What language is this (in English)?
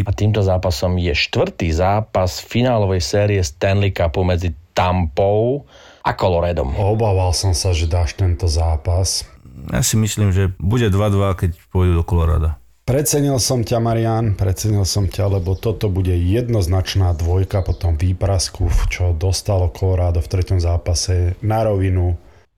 Slovak